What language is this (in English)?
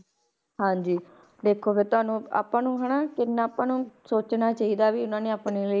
Punjabi